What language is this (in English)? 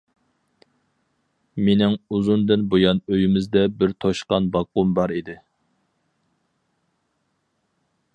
Uyghur